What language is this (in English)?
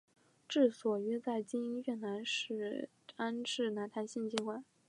Chinese